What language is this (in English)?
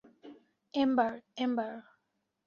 Bangla